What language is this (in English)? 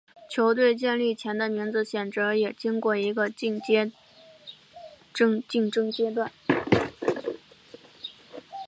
Chinese